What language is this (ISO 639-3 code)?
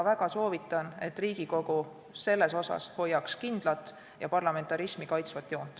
est